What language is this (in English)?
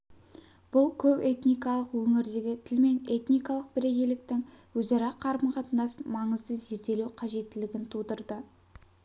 Kazakh